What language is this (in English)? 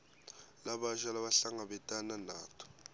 Swati